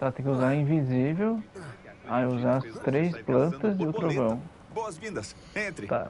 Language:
Portuguese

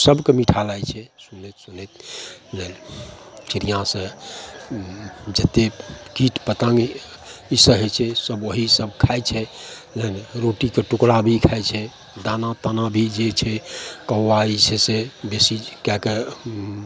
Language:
Maithili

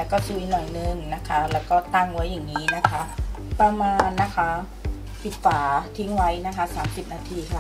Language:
Thai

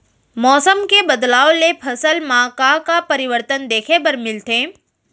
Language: Chhattisgarhi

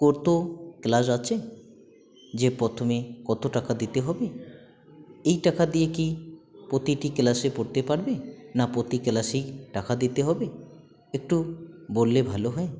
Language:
Bangla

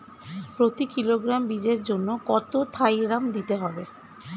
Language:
Bangla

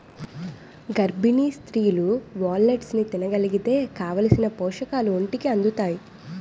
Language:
Telugu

